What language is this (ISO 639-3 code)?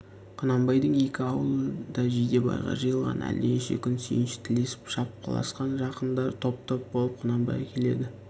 kaz